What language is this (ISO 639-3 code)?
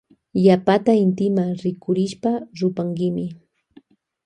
qvj